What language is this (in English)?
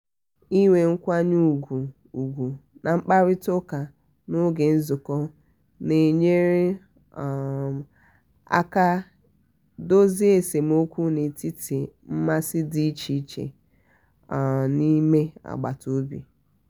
Igbo